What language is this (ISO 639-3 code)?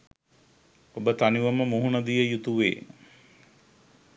sin